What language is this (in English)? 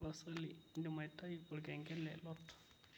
Masai